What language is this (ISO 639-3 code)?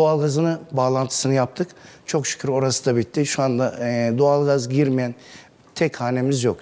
tur